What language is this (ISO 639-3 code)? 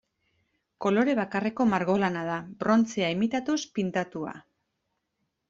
eus